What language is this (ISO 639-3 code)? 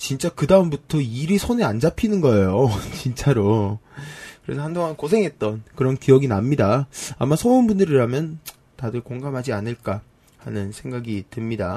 kor